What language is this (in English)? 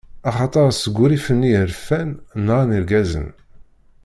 Kabyle